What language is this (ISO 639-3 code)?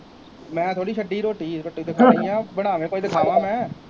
pan